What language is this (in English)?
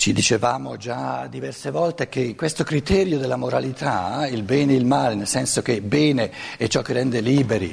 Italian